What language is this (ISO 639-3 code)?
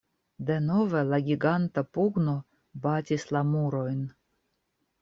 epo